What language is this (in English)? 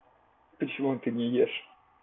Russian